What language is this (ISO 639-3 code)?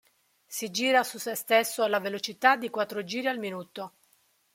ita